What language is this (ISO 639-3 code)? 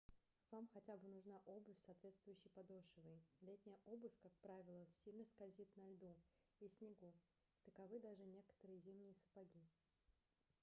rus